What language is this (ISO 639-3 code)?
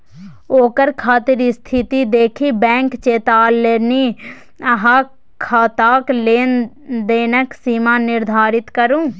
mai